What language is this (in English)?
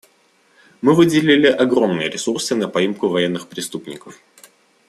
Russian